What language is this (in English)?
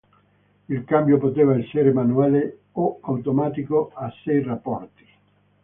Italian